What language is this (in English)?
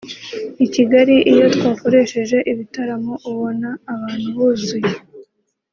Kinyarwanda